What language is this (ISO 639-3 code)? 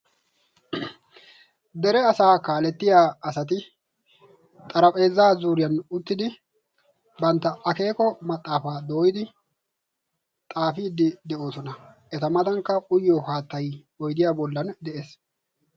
wal